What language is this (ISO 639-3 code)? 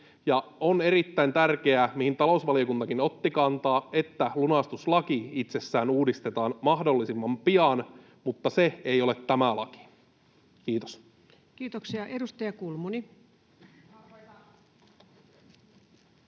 fin